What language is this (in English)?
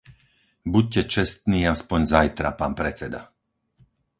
Slovak